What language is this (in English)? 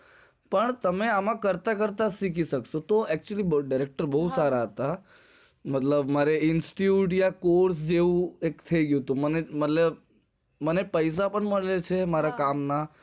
Gujarati